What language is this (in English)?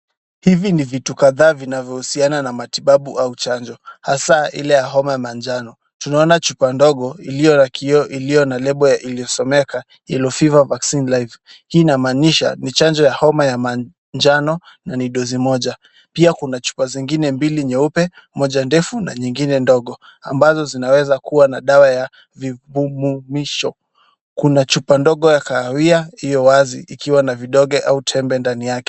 Swahili